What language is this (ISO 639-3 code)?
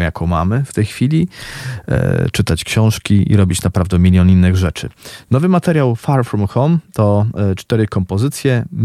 pol